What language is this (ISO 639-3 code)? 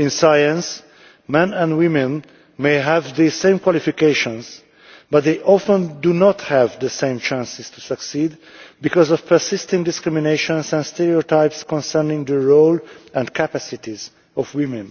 eng